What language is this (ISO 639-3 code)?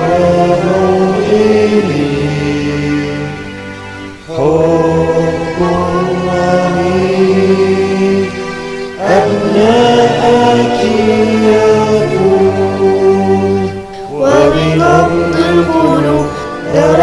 ara